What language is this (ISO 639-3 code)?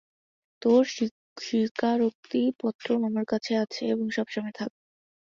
ben